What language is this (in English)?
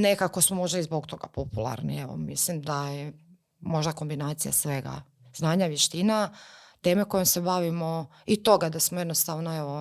Croatian